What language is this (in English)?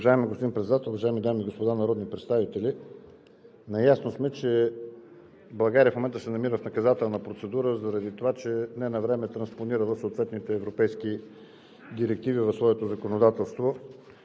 Bulgarian